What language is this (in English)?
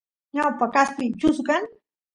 Santiago del Estero Quichua